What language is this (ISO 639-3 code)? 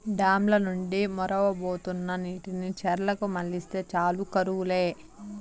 tel